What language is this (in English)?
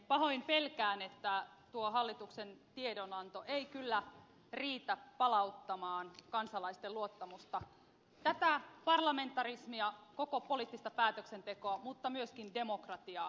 Finnish